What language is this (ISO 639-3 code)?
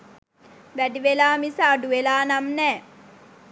sin